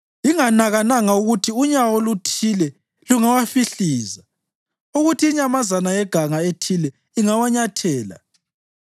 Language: North Ndebele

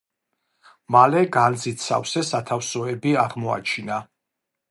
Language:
Georgian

